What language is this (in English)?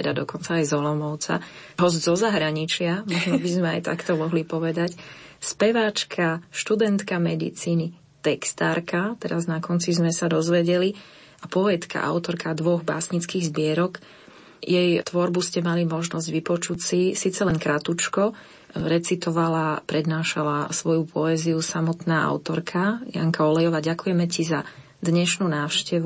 Slovak